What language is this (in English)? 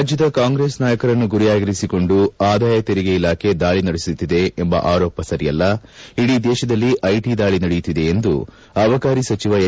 Kannada